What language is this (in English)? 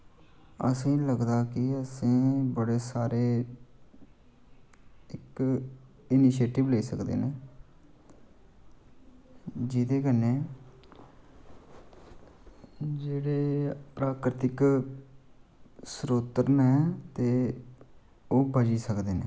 Dogri